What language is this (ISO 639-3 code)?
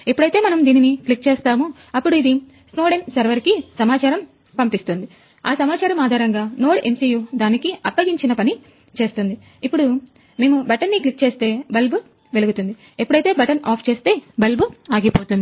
tel